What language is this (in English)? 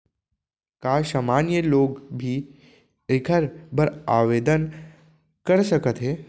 Chhattisgarhi